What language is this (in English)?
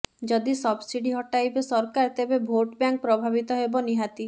Odia